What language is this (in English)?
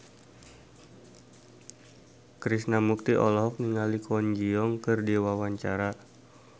Sundanese